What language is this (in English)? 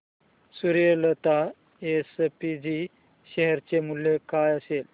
Marathi